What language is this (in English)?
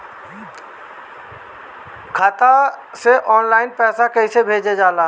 Bhojpuri